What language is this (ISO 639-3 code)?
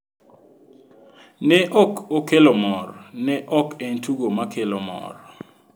luo